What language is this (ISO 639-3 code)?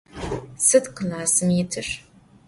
ady